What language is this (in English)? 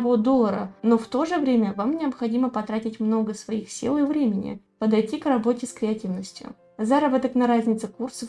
Russian